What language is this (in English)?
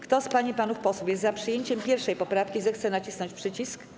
Polish